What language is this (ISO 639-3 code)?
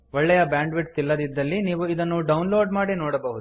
kan